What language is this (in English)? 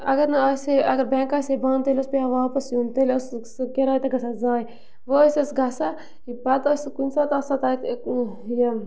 Kashmiri